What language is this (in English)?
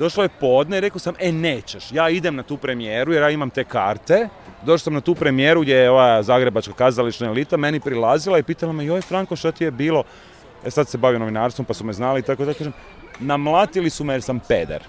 Croatian